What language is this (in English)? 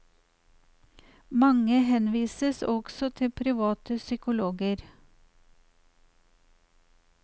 Norwegian